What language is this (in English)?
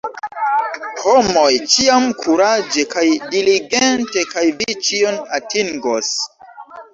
Esperanto